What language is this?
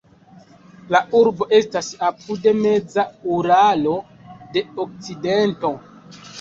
Esperanto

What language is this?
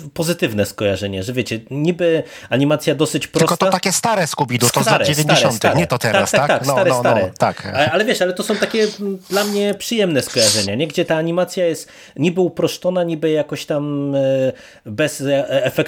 Polish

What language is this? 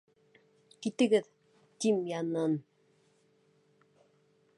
Bashkir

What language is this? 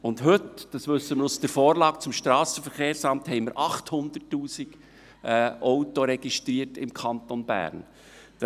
Swiss German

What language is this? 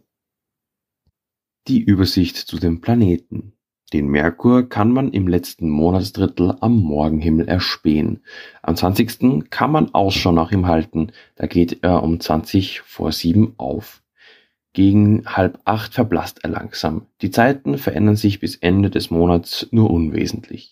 German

